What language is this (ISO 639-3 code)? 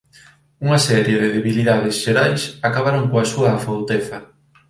glg